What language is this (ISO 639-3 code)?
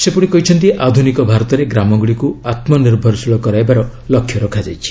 ori